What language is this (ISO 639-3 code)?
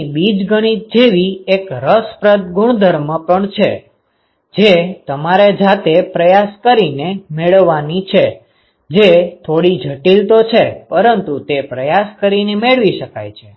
guj